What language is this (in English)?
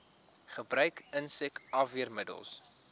Afrikaans